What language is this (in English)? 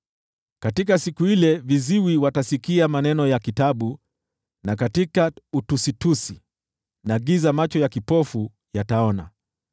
Swahili